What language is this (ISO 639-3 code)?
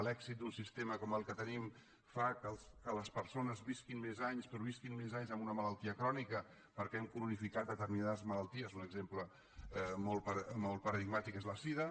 cat